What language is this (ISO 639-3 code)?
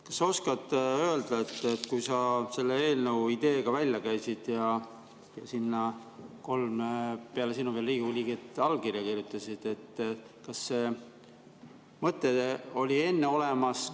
est